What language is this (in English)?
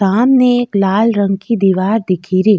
Rajasthani